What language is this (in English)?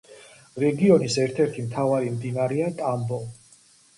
Georgian